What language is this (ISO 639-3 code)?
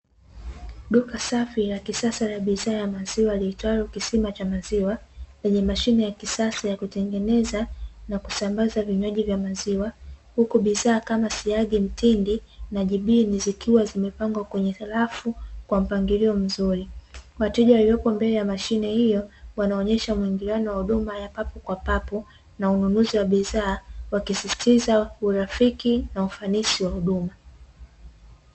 swa